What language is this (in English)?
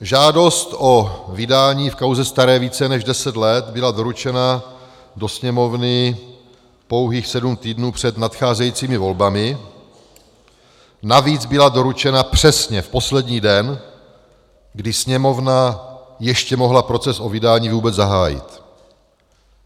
Czech